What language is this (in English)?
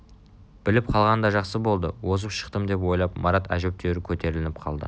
Kazakh